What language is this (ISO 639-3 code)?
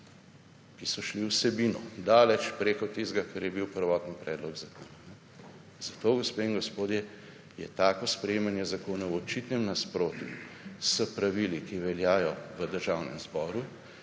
slv